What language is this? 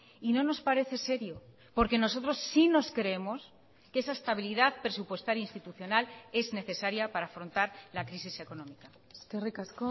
Spanish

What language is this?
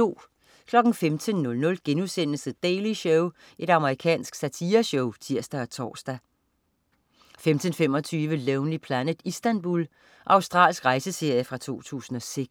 Danish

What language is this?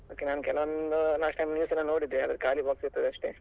Kannada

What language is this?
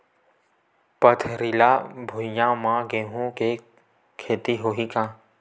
Chhattisgarhi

